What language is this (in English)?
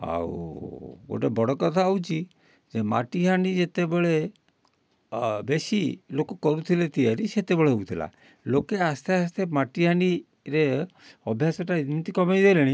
Odia